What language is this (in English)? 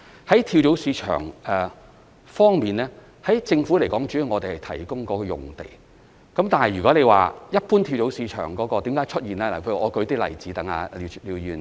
Cantonese